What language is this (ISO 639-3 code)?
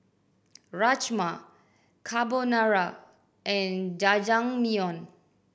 eng